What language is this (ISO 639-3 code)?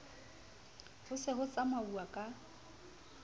sot